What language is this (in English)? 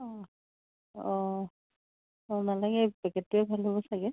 Assamese